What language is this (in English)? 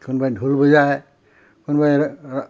Assamese